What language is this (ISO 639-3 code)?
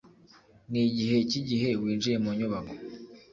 kin